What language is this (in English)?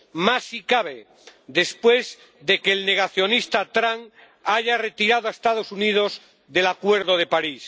Spanish